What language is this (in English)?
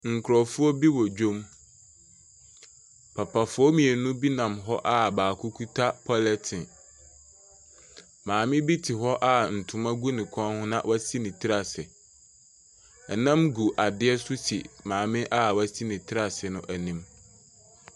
Akan